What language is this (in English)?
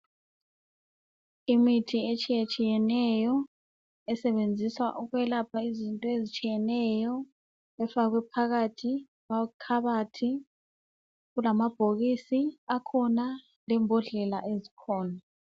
North Ndebele